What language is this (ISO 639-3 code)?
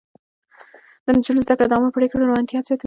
pus